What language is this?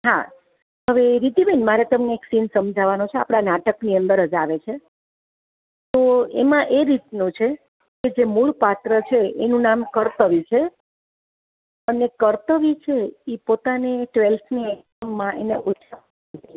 Gujarati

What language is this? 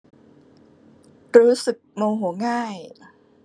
Thai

